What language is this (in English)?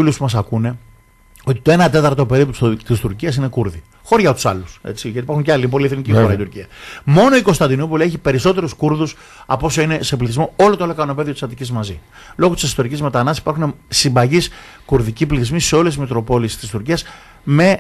Greek